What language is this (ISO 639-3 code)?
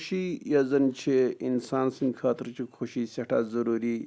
kas